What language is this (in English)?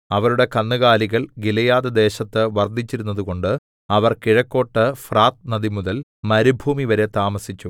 Malayalam